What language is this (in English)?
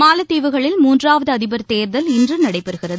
Tamil